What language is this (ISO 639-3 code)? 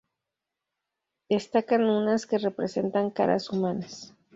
spa